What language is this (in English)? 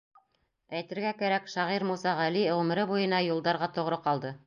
Bashkir